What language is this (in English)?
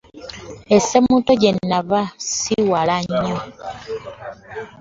Ganda